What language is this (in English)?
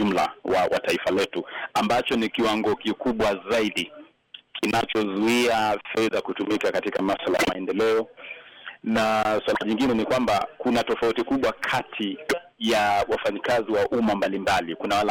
Swahili